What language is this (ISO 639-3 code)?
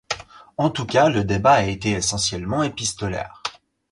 fra